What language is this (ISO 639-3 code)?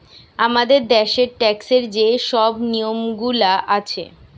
ben